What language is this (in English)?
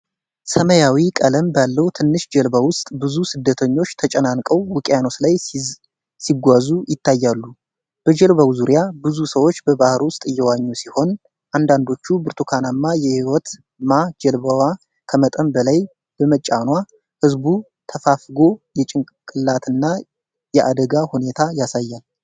Amharic